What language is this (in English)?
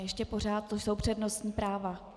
Czech